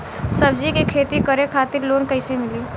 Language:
Bhojpuri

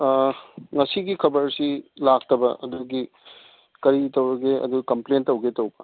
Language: Manipuri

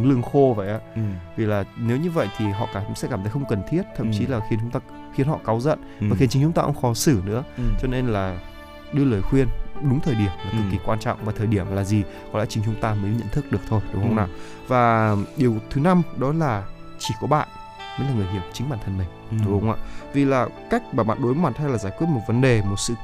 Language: Vietnamese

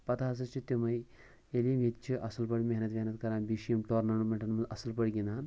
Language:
Kashmiri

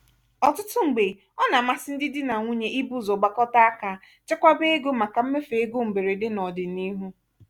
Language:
Igbo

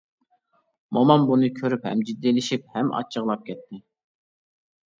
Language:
Uyghur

